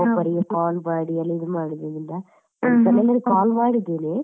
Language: Kannada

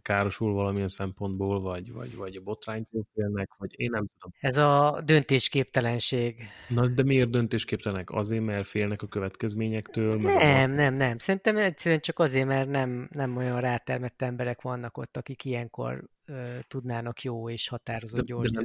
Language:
Hungarian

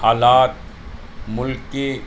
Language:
Urdu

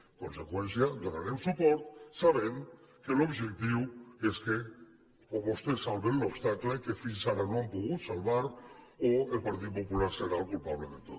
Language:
Catalan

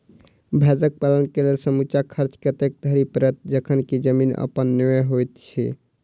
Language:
Maithili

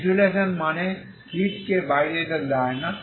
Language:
Bangla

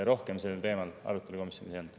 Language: Estonian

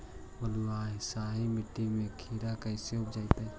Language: Magahi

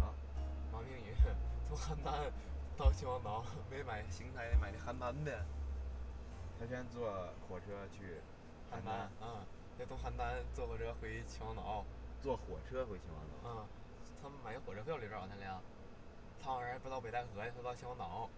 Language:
Chinese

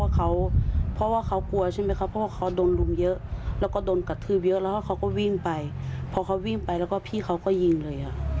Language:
Thai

